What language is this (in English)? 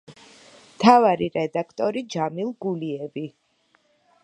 Georgian